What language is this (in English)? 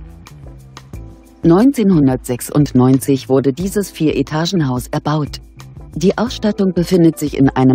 German